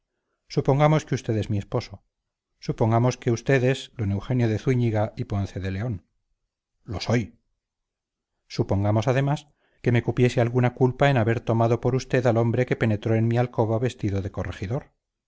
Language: Spanish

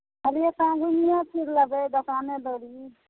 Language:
Maithili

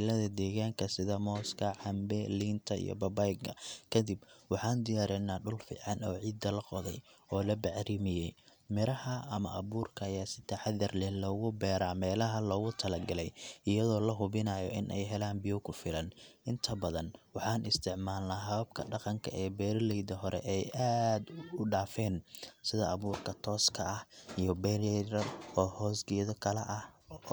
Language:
Somali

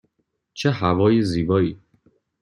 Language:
Persian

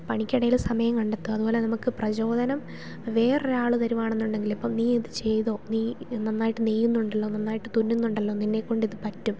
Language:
Malayalam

